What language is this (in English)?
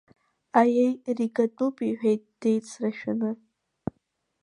Abkhazian